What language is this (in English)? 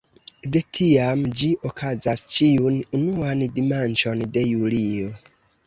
Esperanto